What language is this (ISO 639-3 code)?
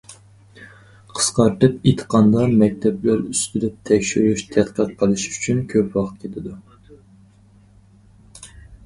uig